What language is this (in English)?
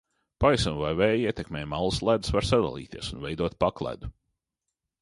Latvian